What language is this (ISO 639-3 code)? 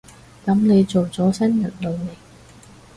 yue